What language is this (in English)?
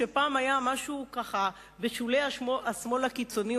Hebrew